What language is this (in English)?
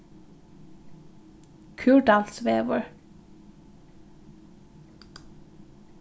Faroese